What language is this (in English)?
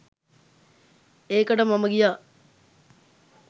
Sinhala